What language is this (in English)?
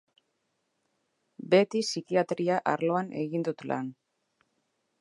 Basque